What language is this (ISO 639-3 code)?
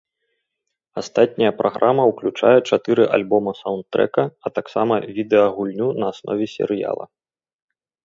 bel